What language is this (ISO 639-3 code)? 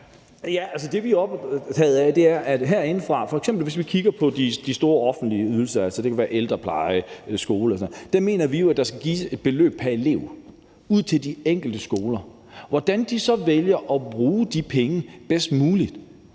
dan